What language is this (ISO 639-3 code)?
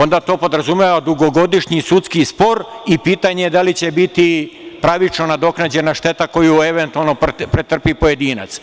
srp